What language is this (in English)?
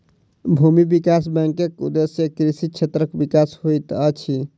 Maithili